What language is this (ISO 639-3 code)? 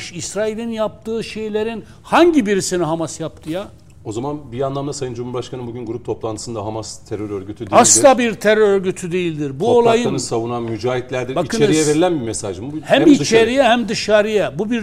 tur